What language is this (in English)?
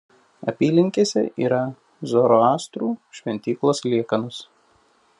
Lithuanian